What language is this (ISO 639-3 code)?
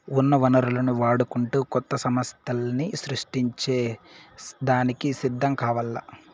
tel